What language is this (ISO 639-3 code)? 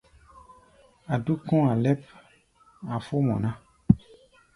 gba